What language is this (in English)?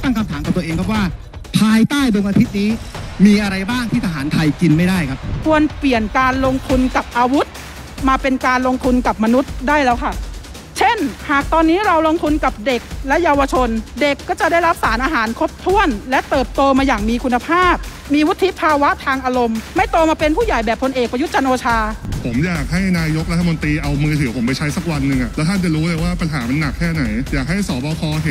Thai